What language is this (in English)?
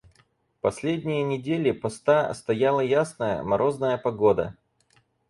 Russian